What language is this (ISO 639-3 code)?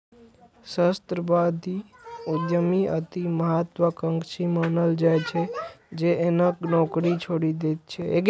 mai